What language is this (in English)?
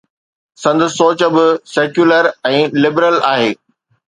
Sindhi